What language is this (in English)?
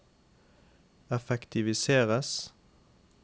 Norwegian